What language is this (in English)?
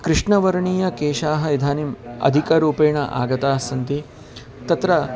Sanskrit